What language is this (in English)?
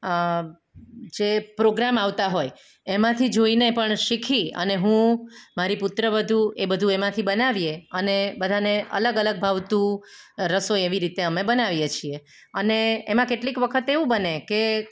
Gujarati